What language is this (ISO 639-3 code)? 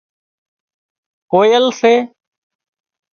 kxp